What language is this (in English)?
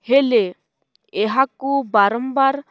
Odia